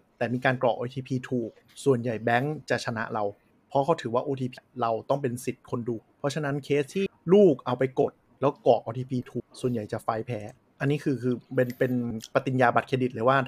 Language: Thai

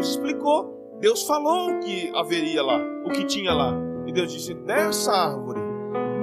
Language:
Portuguese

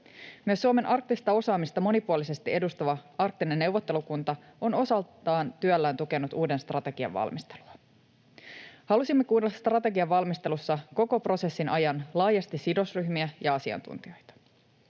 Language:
Finnish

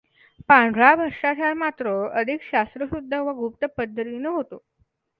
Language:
Marathi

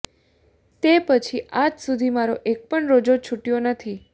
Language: Gujarati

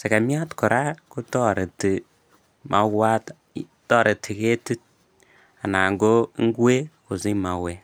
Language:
Kalenjin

